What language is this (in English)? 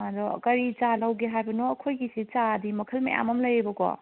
Manipuri